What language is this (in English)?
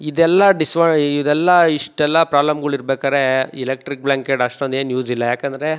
Kannada